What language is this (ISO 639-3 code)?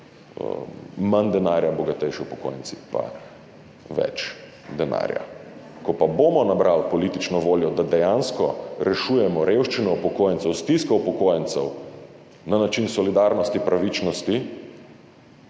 slv